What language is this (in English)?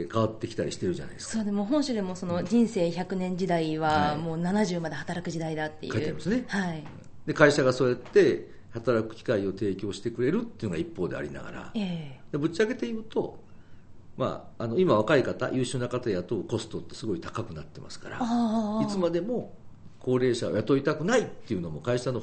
Japanese